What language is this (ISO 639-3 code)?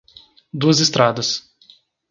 por